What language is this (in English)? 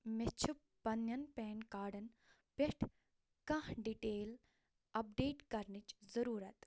Kashmiri